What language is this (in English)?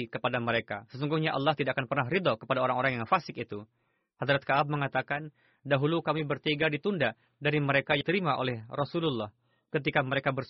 Indonesian